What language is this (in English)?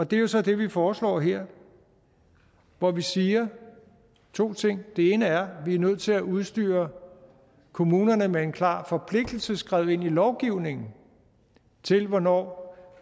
Danish